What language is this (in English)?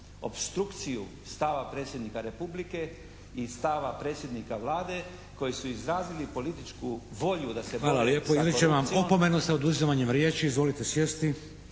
Croatian